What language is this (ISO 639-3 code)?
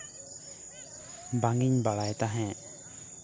sat